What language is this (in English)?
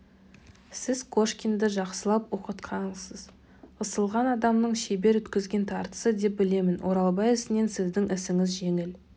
Kazakh